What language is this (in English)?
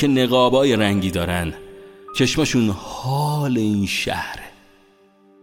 Persian